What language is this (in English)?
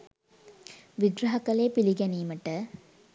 Sinhala